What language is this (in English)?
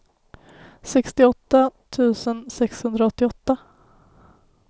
Swedish